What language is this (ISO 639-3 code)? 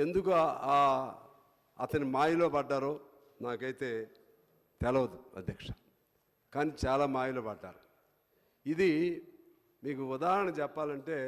tel